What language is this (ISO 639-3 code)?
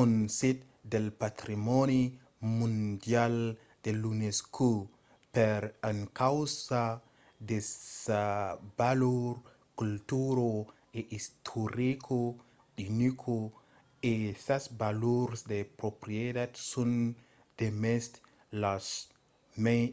oci